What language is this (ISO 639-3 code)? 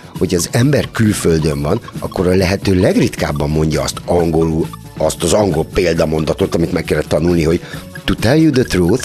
hun